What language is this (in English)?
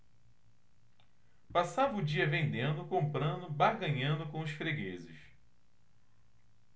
Portuguese